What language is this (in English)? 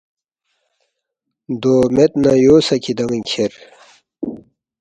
Balti